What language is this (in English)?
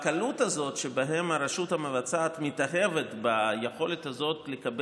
Hebrew